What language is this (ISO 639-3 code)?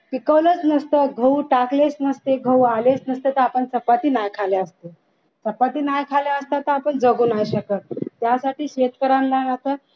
mar